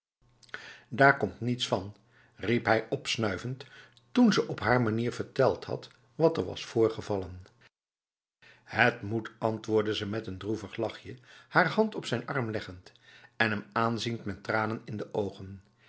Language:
Dutch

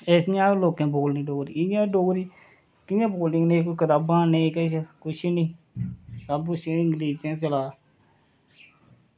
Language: Dogri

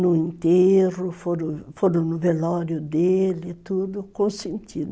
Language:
Portuguese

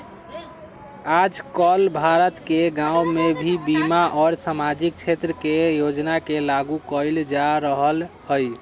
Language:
Magahi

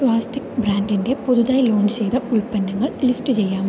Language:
Malayalam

